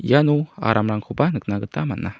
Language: Garo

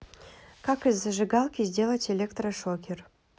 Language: Russian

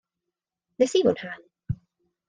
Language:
Welsh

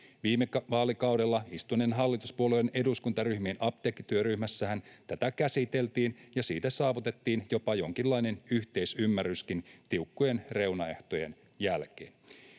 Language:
Finnish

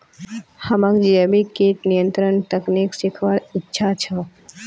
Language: Magahi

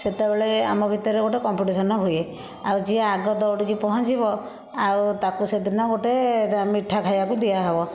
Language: Odia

